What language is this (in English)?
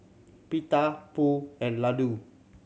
English